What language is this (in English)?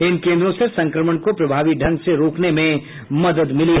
Hindi